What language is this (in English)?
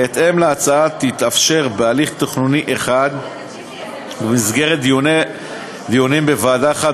Hebrew